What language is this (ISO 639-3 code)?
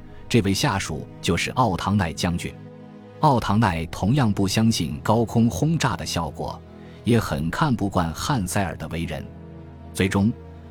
zho